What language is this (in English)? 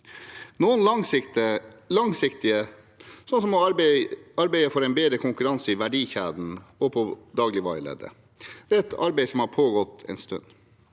Norwegian